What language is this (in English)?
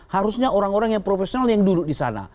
Indonesian